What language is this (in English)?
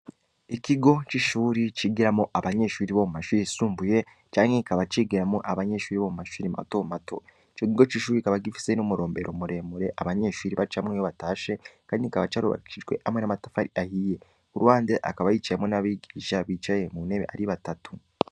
Rundi